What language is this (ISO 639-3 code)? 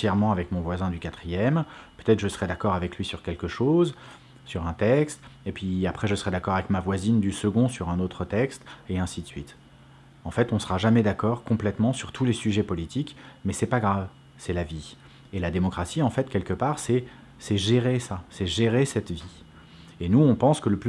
fra